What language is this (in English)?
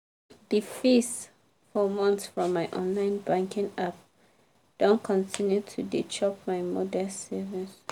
Nigerian Pidgin